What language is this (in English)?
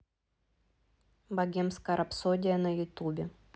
Russian